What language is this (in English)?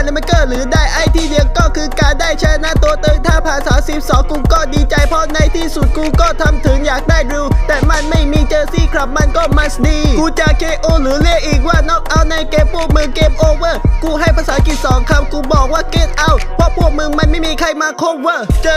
Thai